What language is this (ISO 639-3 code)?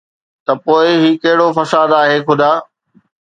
snd